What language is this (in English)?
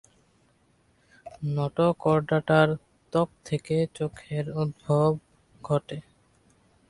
Bangla